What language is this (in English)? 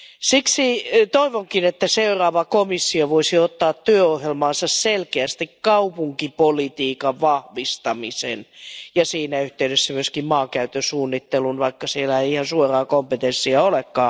Finnish